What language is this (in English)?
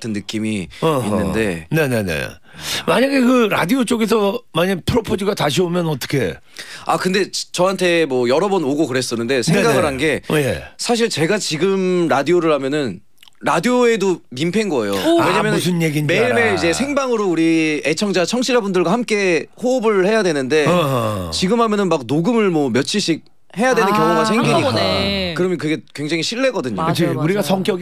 Korean